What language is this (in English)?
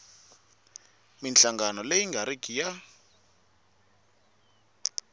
Tsonga